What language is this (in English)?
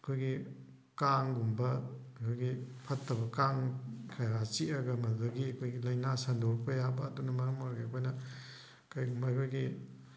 Manipuri